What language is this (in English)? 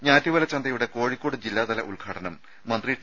Malayalam